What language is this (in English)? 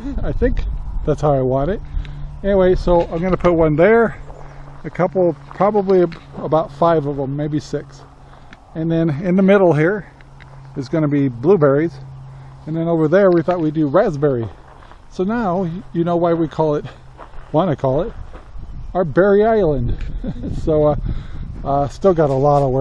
English